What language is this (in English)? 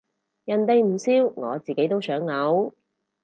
Cantonese